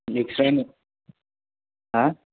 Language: Bodo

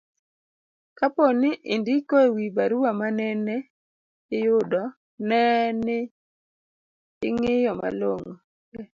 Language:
Luo (Kenya and Tanzania)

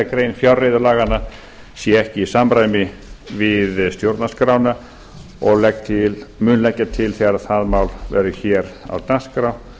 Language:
Icelandic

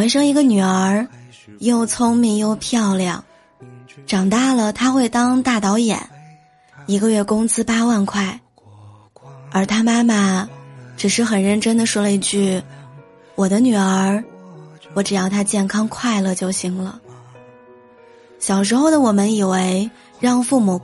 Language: Chinese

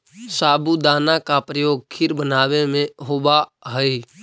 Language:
Magahi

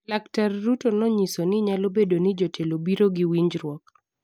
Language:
Luo (Kenya and Tanzania)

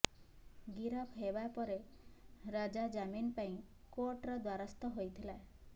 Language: Odia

